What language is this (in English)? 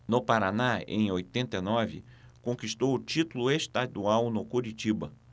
Portuguese